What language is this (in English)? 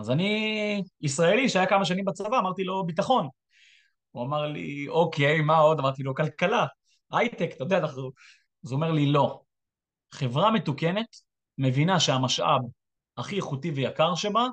Hebrew